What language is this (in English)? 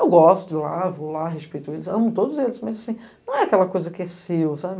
Portuguese